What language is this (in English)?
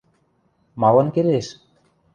Western Mari